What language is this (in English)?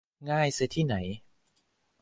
Thai